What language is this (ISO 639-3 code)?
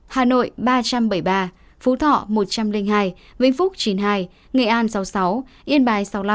vie